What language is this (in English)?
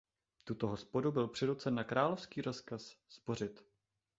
Czech